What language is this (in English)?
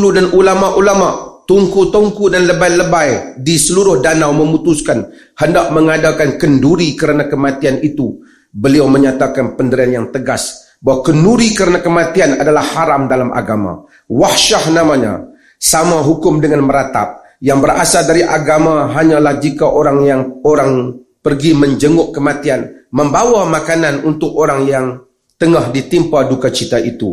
Malay